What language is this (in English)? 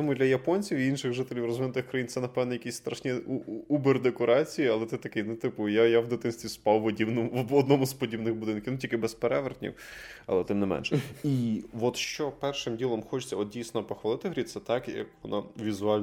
Ukrainian